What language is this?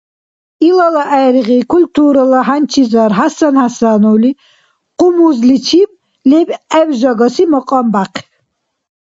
Dargwa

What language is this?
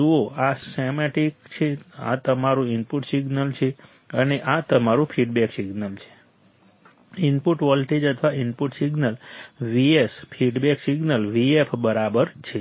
Gujarati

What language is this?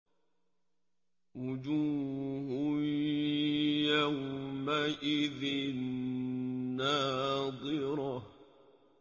Arabic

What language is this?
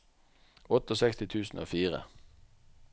Norwegian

